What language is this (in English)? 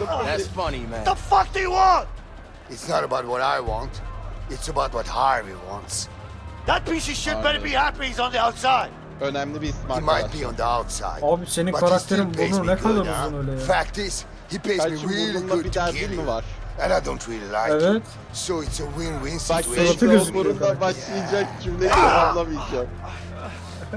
Turkish